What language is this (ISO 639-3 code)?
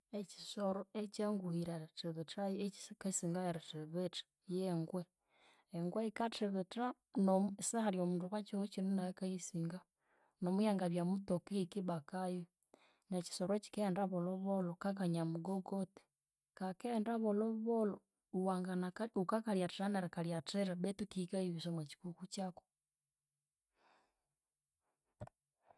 koo